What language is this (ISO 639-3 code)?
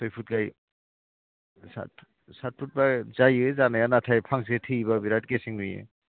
brx